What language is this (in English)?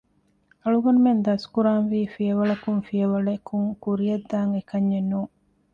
Divehi